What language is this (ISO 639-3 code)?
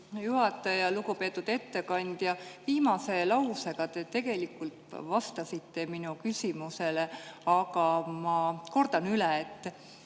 est